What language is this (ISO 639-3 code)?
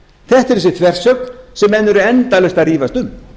isl